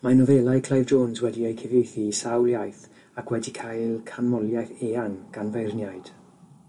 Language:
Welsh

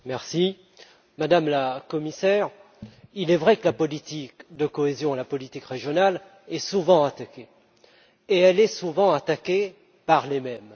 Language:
French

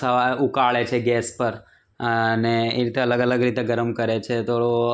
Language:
Gujarati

